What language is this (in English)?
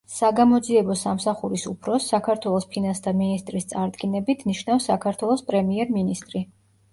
Georgian